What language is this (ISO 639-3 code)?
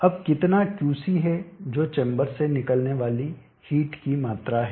hin